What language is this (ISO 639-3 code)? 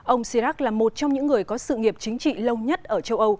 vie